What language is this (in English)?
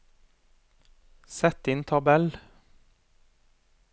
Norwegian